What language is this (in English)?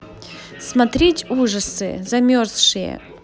Russian